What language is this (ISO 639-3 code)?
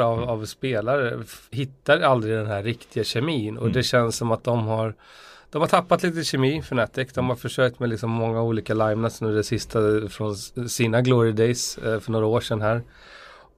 swe